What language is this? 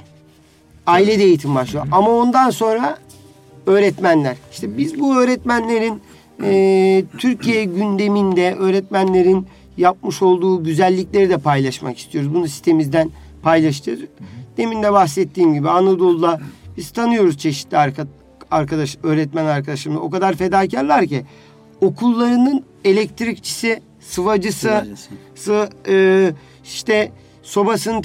Turkish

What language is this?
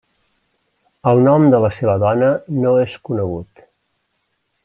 Catalan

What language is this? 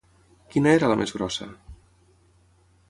Catalan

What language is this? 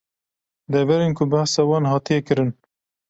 Kurdish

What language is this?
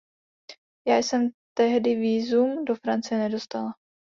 Czech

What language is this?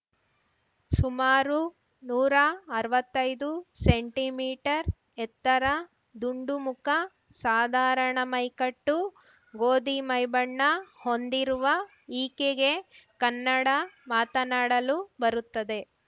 Kannada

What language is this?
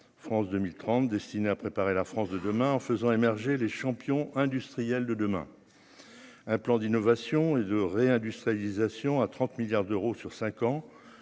French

